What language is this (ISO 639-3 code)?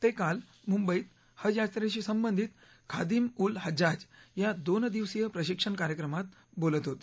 mar